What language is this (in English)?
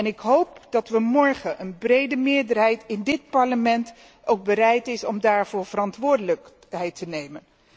Dutch